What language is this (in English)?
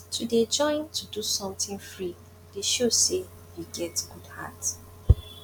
Nigerian Pidgin